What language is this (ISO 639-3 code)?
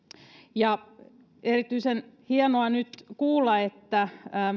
fin